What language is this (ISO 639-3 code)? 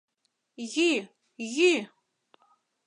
chm